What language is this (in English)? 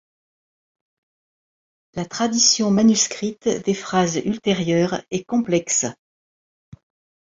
French